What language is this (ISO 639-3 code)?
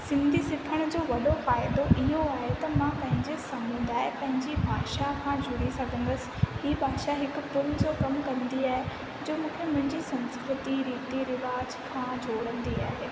snd